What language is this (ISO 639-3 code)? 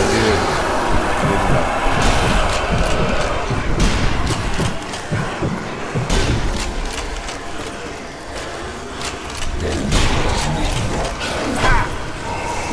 por